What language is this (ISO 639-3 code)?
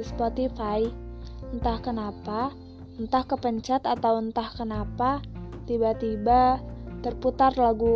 ind